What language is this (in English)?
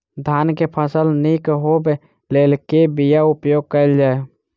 Maithili